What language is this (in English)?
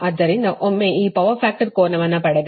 Kannada